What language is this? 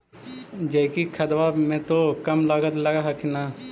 Magahi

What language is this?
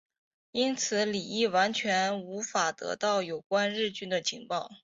Chinese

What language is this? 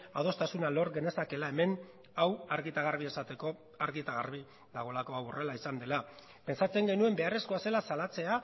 Basque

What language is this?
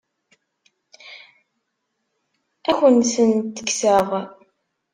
Kabyle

